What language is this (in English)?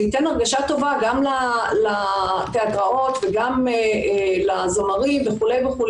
Hebrew